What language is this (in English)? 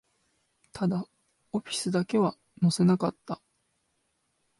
Japanese